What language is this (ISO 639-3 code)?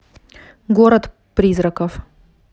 rus